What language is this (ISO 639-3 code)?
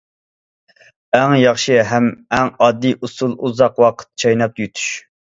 uig